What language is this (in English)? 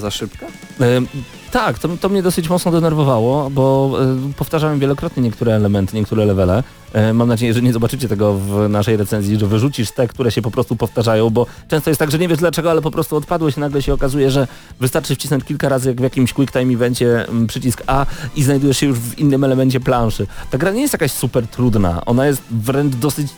Polish